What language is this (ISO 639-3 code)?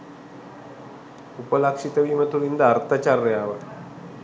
sin